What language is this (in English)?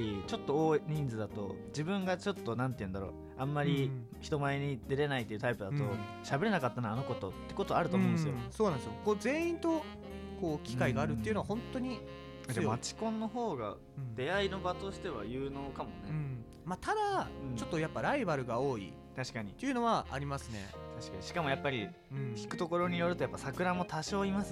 Japanese